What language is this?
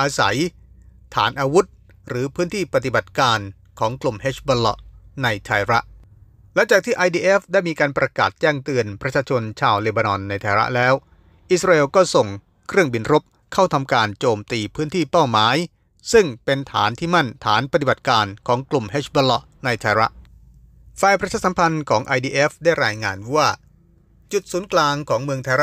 Thai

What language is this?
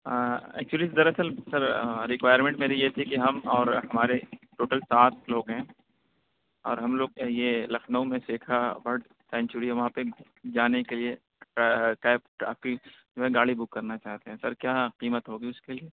Urdu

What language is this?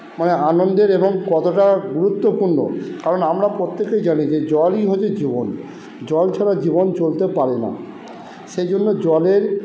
Bangla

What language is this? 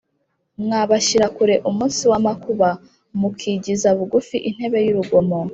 Kinyarwanda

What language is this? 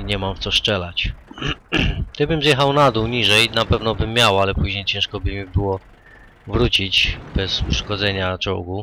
Polish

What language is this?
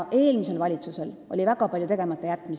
Estonian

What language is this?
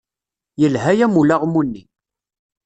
Kabyle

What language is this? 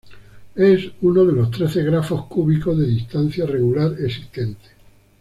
Spanish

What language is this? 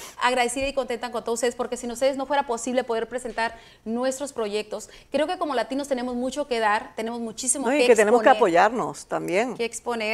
Spanish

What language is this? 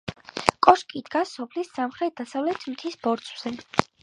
Georgian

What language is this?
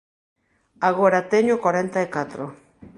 Galician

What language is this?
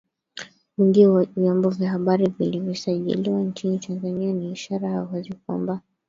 Swahili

